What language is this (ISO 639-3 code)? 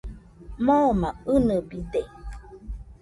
hux